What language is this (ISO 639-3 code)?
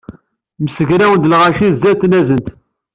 kab